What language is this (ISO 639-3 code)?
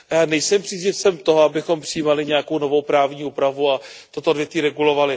ces